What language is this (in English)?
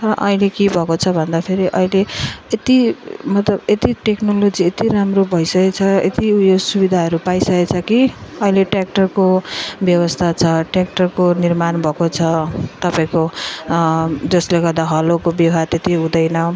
Nepali